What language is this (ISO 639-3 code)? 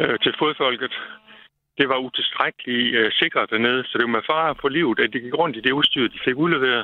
dan